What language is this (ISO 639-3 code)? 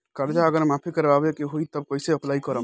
bho